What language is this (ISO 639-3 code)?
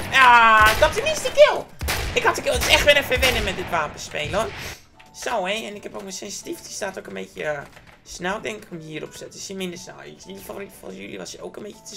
nld